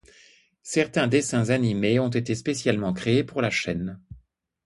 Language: French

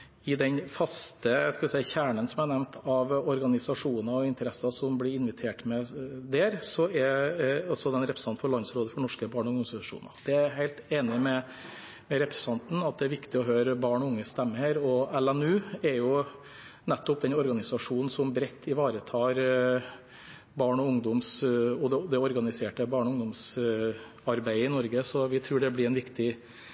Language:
Norwegian Bokmål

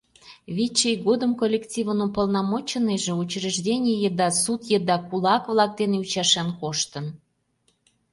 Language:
Mari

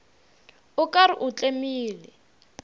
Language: Northern Sotho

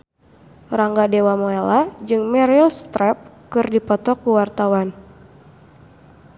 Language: Sundanese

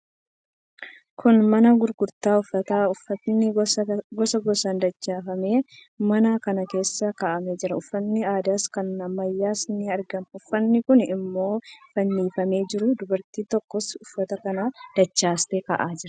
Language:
Oromo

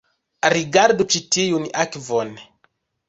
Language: Esperanto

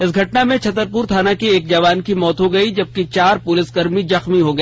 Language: Hindi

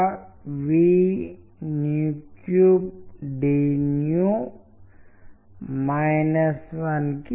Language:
Telugu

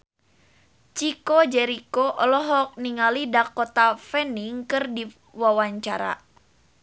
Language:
Sundanese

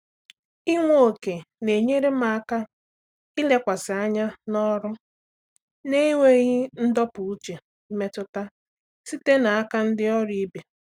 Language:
Igbo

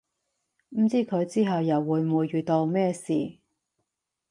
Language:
Cantonese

